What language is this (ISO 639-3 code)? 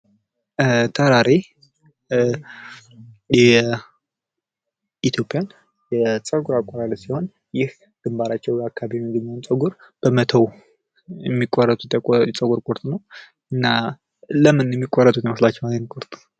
amh